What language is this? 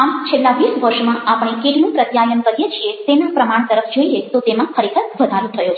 Gujarati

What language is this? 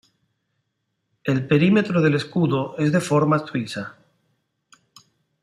Spanish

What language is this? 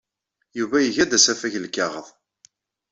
Kabyle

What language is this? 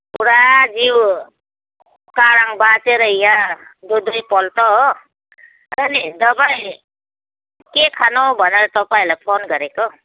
Nepali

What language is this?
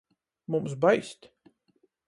Latgalian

